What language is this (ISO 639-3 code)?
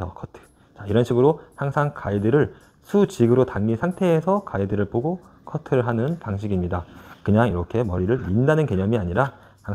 kor